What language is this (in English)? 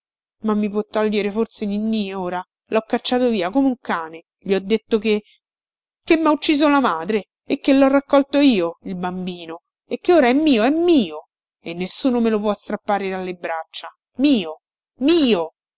Italian